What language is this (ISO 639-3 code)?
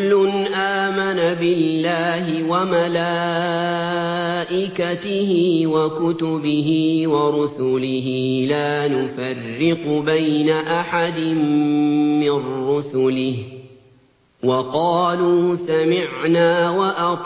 ara